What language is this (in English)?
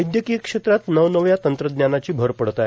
Marathi